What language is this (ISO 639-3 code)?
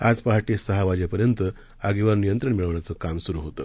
mar